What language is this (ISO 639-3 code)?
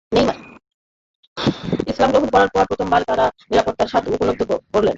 ben